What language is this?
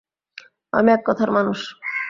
Bangla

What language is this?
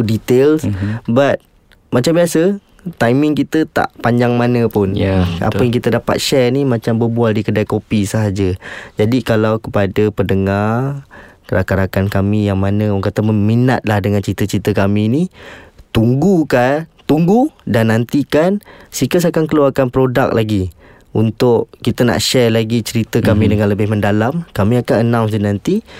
Malay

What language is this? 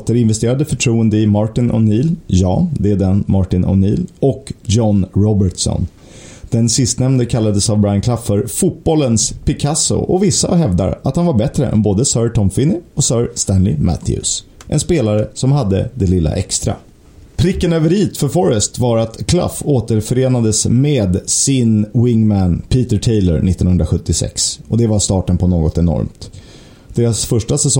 Swedish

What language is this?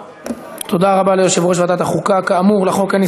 Hebrew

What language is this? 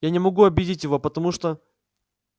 Russian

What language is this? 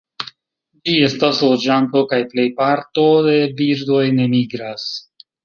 Esperanto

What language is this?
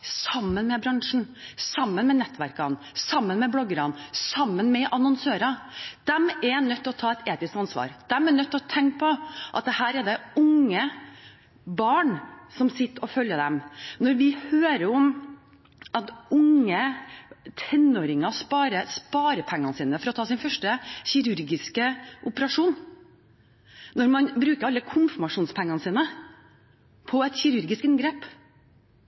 Norwegian Bokmål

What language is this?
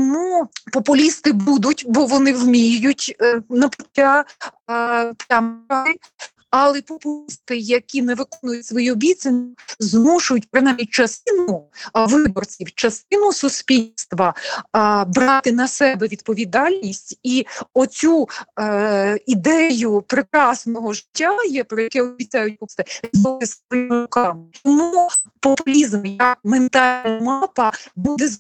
Ukrainian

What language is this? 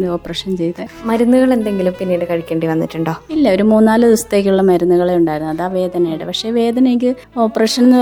Malayalam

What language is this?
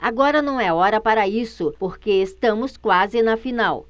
Portuguese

